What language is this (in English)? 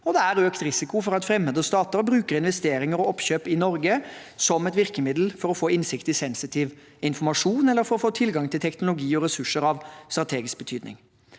Norwegian